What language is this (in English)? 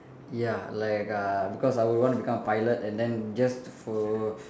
English